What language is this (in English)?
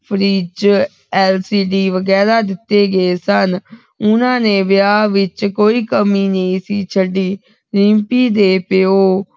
Punjabi